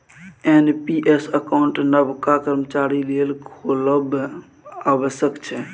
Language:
Maithili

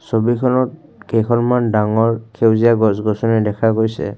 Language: Assamese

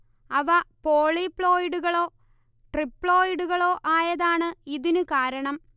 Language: Malayalam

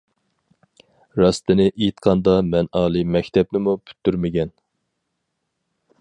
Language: Uyghur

